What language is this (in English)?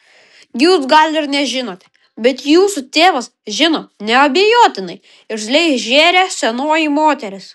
Lithuanian